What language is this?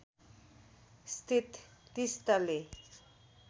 Nepali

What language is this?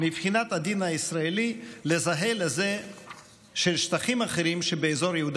Hebrew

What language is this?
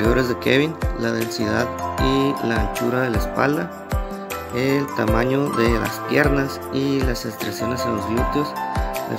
Spanish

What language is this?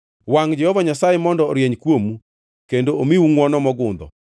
Luo (Kenya and Tanzania)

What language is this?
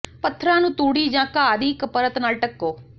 Punjabi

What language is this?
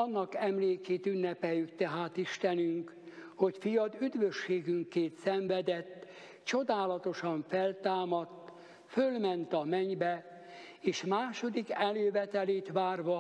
Hungarian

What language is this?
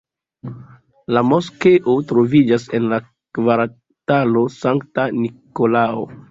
Esperanto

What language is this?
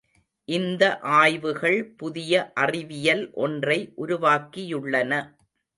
Tamil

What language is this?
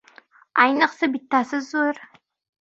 Uzbek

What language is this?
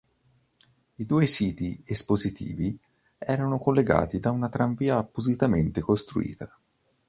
Italian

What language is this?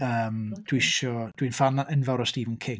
Welsh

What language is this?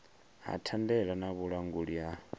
Venda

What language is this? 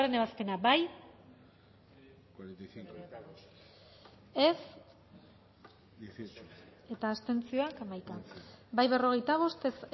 Basque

